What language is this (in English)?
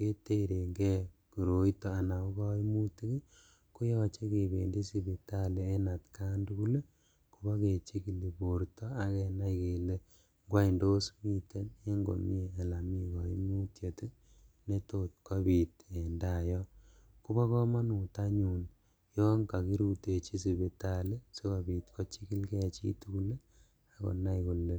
Kalenjin